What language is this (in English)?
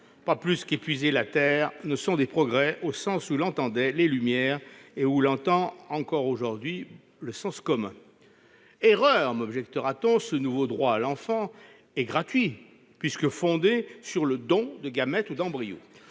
French